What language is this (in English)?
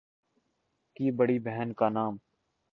Urdu